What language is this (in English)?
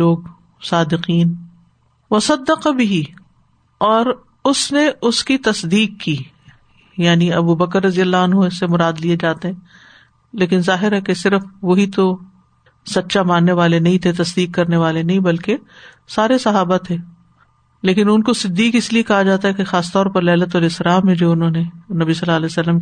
Urdu